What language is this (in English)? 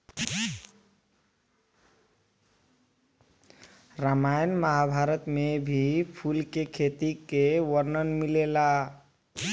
Bhojpuri